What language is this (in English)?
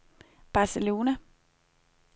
Danish